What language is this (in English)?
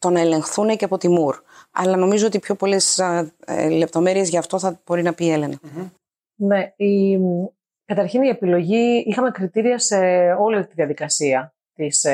Greek